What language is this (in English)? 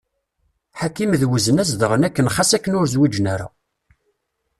Kabyle